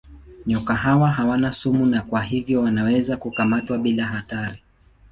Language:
Swahili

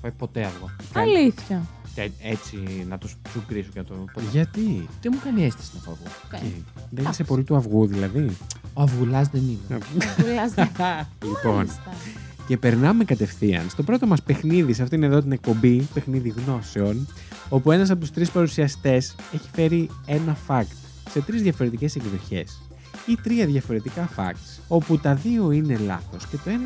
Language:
Greek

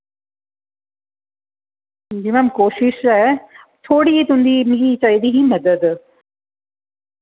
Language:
Dogri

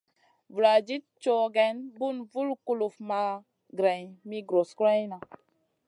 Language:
Masana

